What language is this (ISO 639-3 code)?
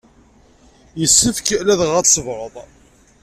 kab